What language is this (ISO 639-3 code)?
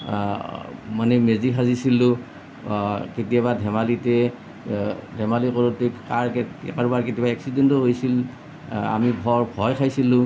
asm